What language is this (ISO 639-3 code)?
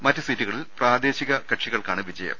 mal